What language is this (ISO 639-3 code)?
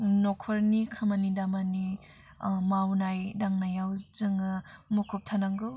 brx